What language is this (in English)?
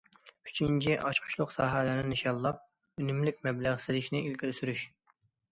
Uyghur